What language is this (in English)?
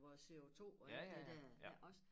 Danish